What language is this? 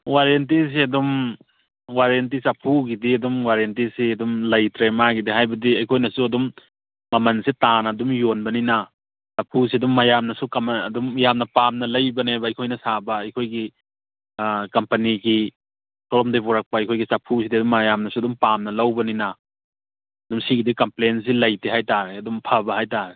Manipuri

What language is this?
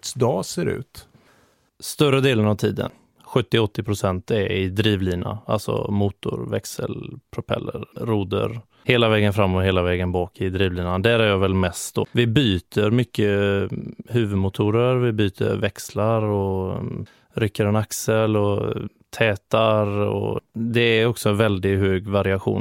Swedish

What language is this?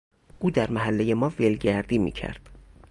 Persian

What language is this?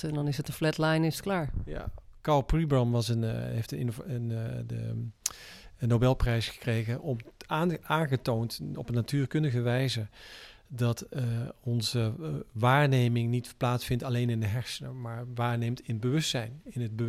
Dutch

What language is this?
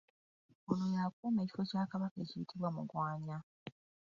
Ganda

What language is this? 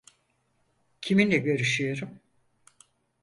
Turkish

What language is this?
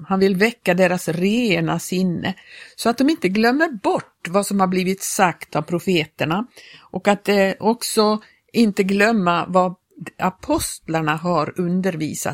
Swedish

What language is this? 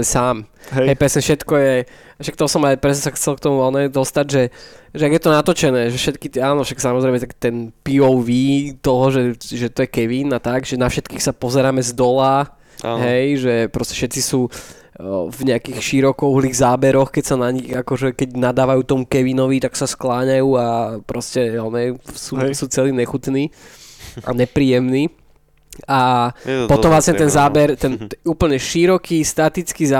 Slovak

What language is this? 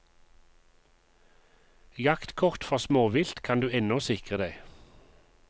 Norwegian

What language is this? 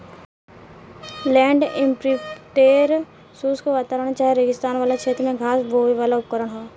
Bhojpuri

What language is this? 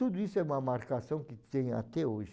Portuguese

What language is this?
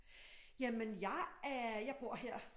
Danish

